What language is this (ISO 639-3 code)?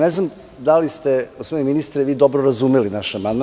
srp